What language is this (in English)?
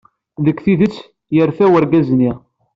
Kabyle